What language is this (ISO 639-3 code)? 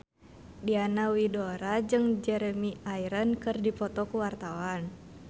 sun